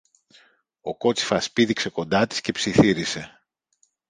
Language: Greek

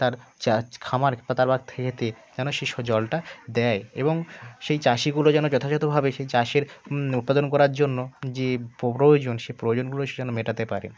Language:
Bangla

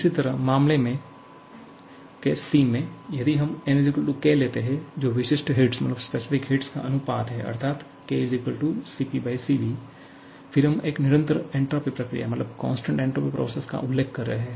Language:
Hindi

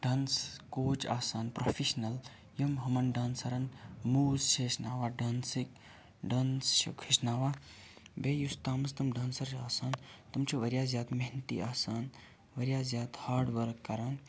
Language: Kashmiri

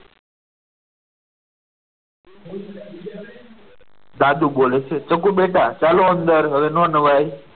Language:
Gujarati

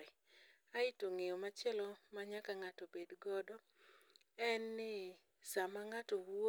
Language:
Luo (Kenya and Tanzania)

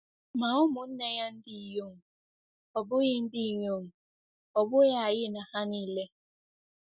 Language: Igbo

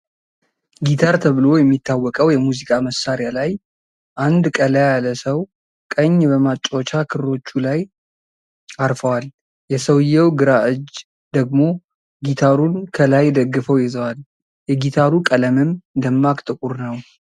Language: Amharic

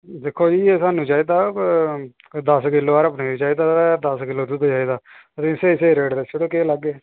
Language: Dogri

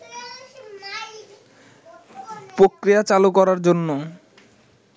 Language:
Bangla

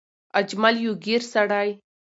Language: Pashto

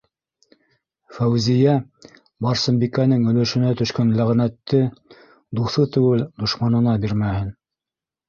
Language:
Bashkir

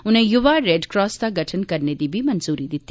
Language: Dogri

